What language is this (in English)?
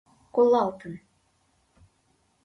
Mari